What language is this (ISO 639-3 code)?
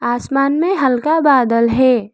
hin